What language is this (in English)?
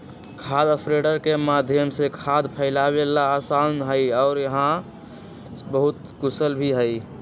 Magahi